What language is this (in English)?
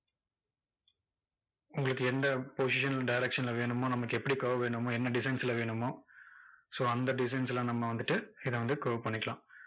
Tamil